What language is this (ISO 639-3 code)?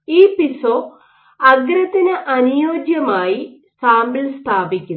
mal